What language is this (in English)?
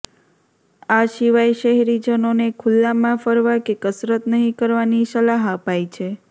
Gujarati